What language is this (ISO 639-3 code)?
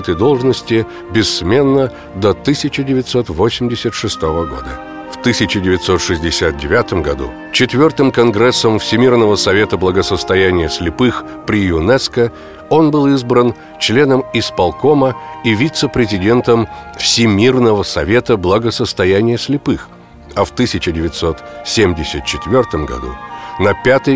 rus